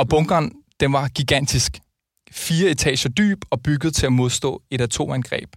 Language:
Danish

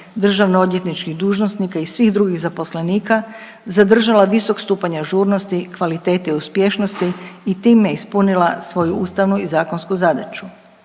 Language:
Croatian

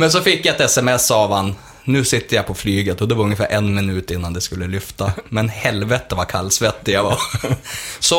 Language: Swedish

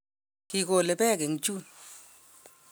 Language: Kalenjin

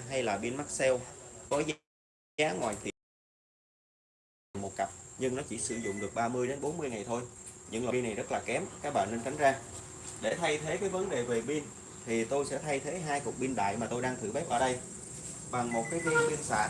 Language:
Vietnamese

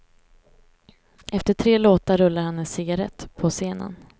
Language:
Swedish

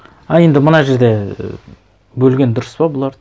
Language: Kazakh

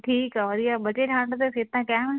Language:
Punjabi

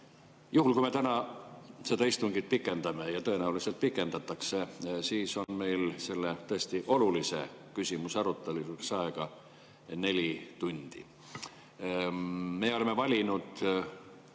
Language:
Estonian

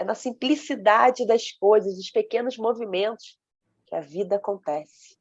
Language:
Portuguese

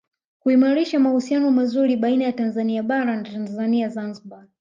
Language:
Swahili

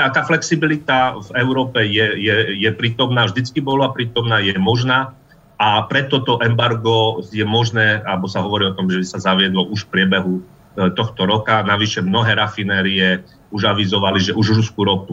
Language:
Slovak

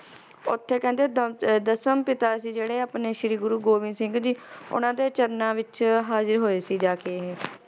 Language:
Punjabi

